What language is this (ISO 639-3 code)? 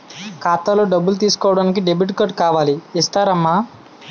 tel